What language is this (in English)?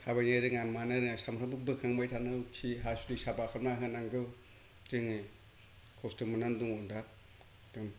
Bodo